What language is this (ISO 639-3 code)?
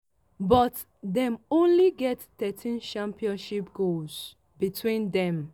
pcm